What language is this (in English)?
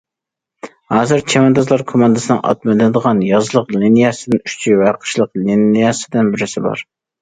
Uyghur